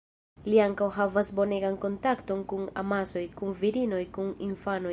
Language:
Esperanto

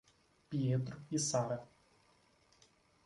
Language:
Portuguese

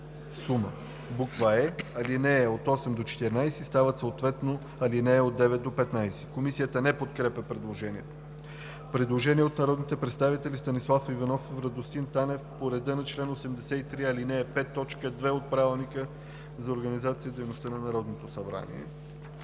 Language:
Bulgarian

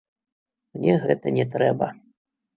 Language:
Belarusian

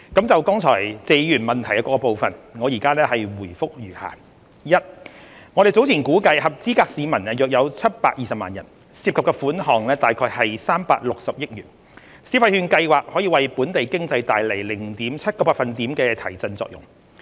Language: Cantonese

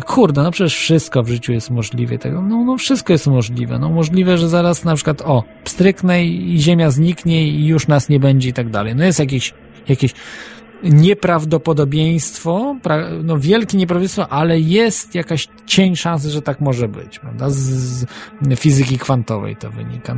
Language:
Polish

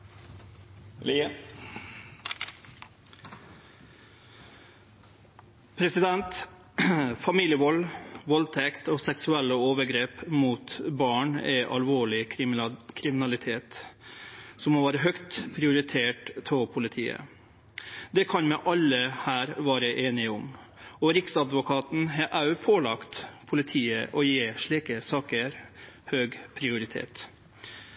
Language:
Norwegian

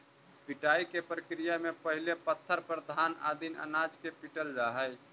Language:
Magahi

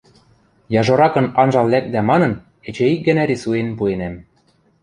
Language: Western Mari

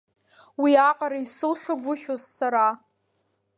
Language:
Abkhazian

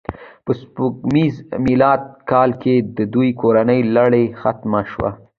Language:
Pashto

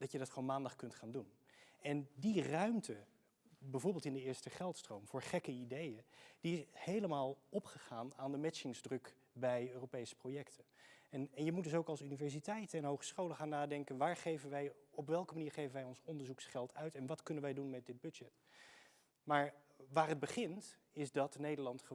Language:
Dutch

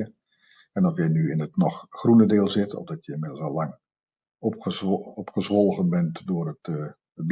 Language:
Dutch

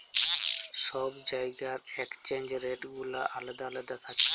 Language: Bangla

